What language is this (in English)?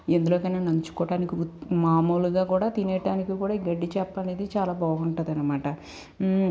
Telugu